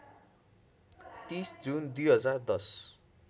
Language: Nepali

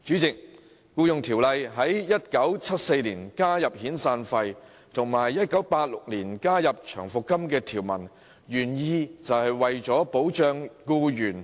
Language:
Cantonese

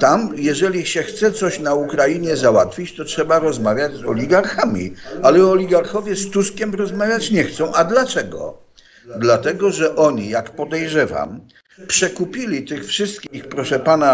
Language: Polish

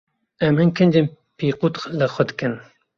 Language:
Kurdish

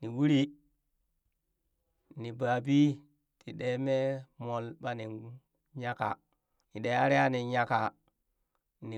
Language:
Burak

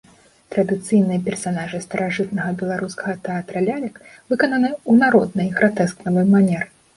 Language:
Belarusian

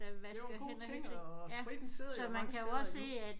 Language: Danish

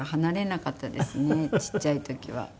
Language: Japanese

